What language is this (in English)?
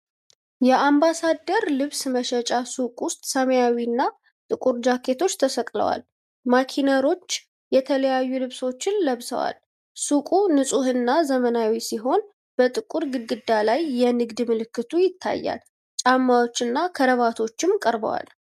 Amharic